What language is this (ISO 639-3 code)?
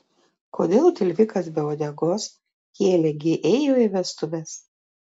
lit